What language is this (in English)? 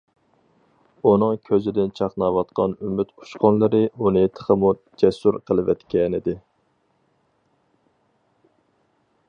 Uyghur